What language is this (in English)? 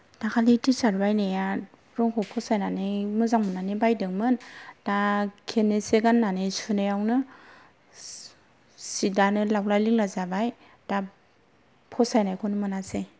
Bodo